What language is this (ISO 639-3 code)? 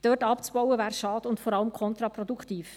gsw